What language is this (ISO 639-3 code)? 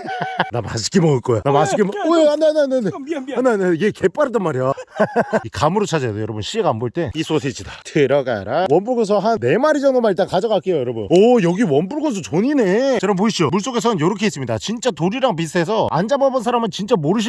kor